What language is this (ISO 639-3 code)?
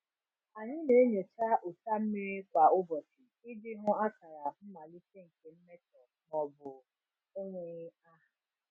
ibo